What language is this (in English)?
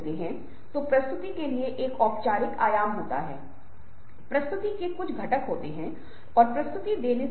Hindi